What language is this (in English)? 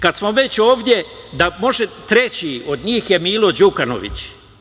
Serbian